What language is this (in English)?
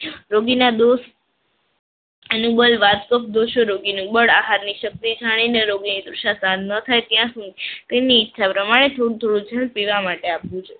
Gujarati